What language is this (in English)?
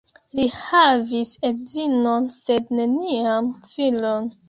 Esperanto